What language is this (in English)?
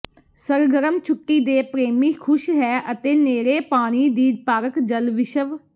Punjabi